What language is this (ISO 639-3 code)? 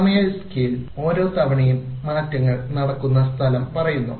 mal